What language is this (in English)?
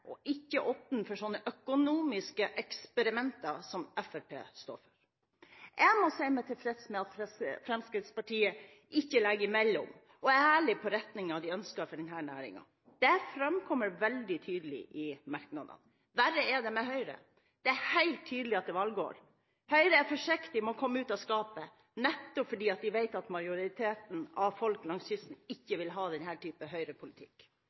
Norwegian Bokmål